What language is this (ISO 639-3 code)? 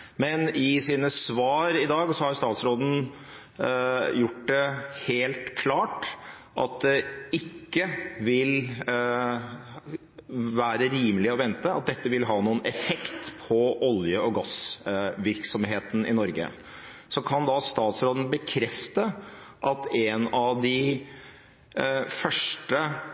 nob